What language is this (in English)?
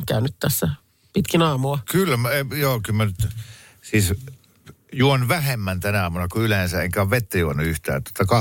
Finnish